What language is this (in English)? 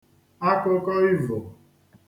Igbo